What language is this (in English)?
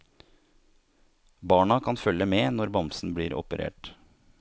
Norwegian